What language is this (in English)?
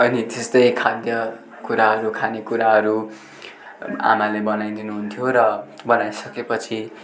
Nepali